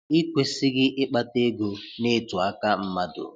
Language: Igbo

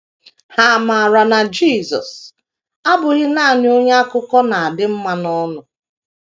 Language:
Igbo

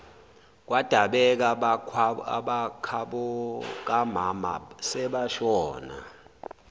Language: Zulu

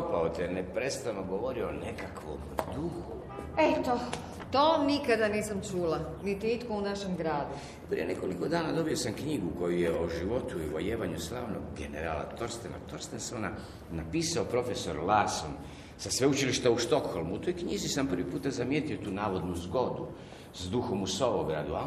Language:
Croatian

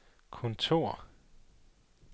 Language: Danish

